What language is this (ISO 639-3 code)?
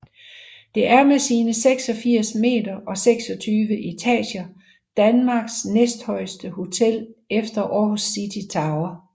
dan